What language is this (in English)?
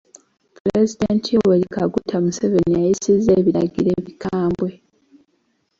Ganda